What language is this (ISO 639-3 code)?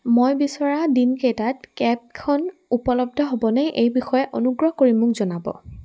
asm